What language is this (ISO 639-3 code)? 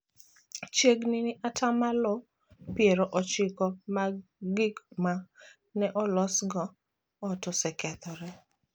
luo